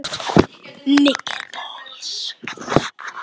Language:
Icelandic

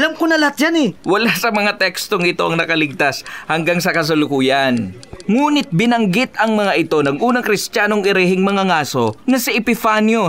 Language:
Filipino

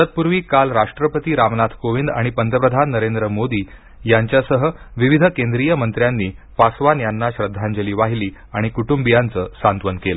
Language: Marathi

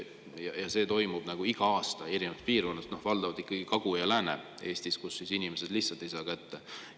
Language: Estonian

